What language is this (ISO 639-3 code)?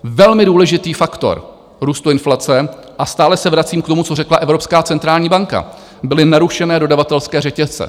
ces